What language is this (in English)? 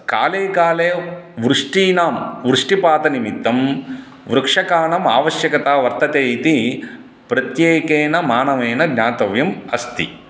Sanskrit